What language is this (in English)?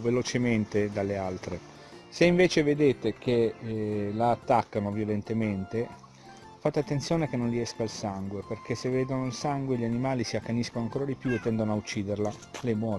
Italian